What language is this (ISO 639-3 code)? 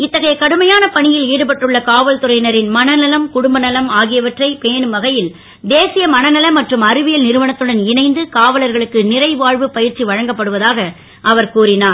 tam